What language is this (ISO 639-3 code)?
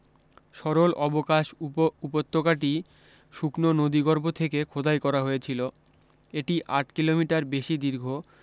ben